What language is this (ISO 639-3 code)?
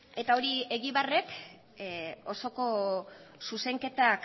eus